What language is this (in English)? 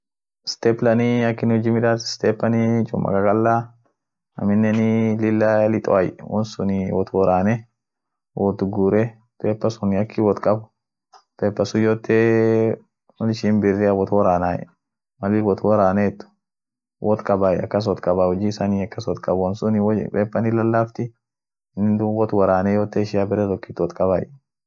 Orma